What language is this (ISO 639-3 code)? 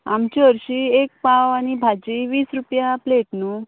kok